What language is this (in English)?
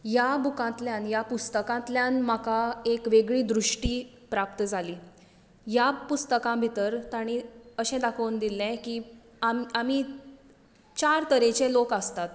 Konkani